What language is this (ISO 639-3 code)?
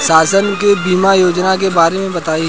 bho